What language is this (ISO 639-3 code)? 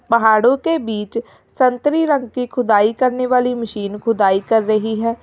hin